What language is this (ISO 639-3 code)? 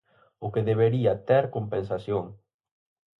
glg